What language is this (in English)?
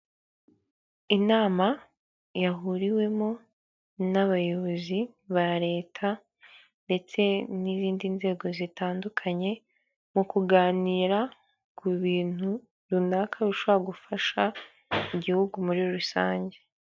Kinyarwanda